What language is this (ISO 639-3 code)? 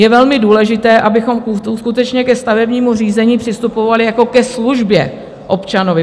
ces